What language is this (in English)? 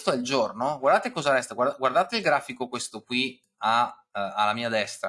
Italian